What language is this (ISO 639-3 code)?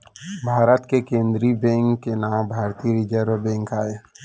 hne